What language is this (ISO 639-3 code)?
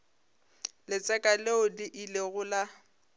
nso